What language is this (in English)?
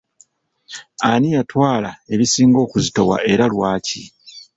Ganda